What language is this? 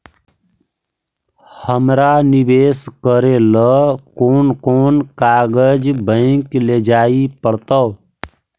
Magahi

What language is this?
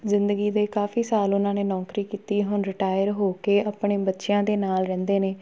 Punjabi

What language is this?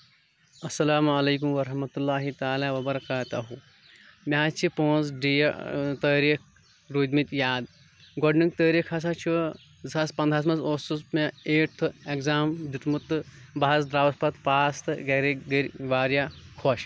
Kashmiri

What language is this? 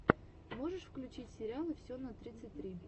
Russian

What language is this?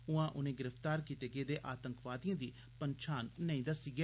Dogri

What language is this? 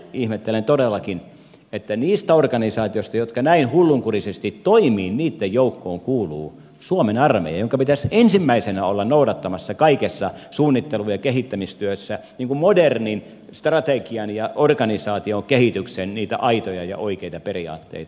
Finnish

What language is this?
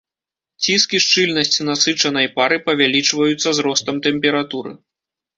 Belarusian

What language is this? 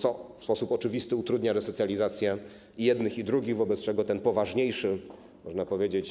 Polish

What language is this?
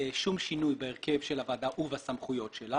Hebrew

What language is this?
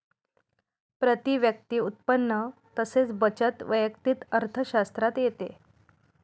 Marathi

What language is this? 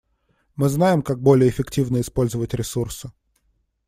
Russian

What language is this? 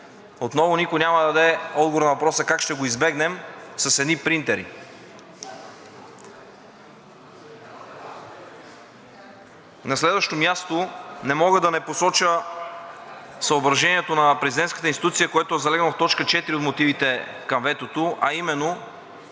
Bulgarian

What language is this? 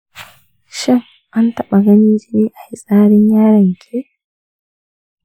Hausa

